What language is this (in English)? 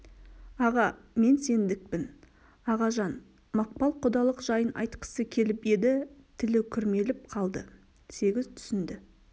Kazakh